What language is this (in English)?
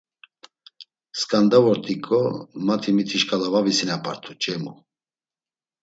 Laz